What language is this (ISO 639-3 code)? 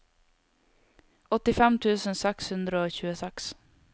nor